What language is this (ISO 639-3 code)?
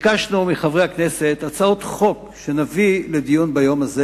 heb